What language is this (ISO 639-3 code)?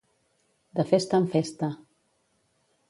cat